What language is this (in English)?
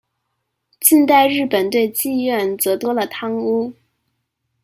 Chinese